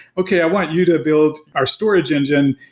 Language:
English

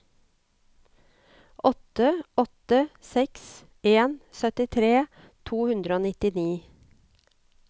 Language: Norwegian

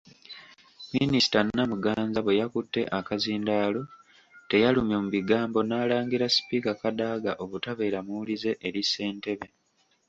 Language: Ganda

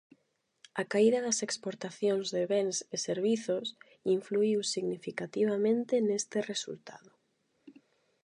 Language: Galician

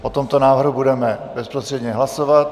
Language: Czech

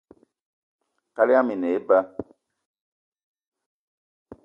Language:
Eton (Cameroon)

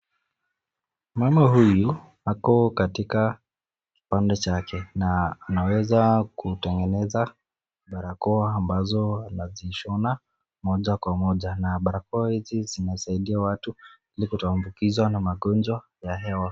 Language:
Swahili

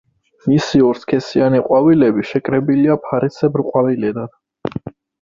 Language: Georgian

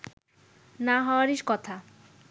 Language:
Bangla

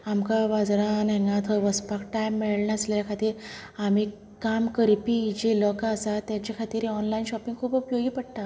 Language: Konkani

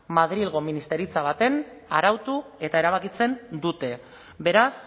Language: Basque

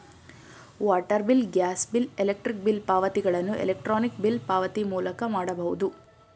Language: Kannada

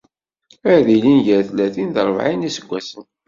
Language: Kabyle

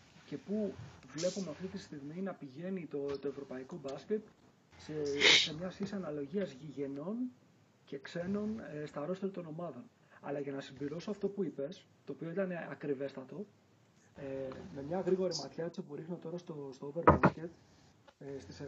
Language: Greek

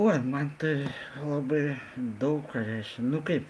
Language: Lithuanian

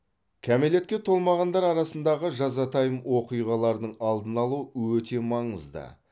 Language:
Kazakh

